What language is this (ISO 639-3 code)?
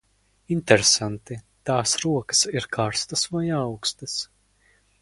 lav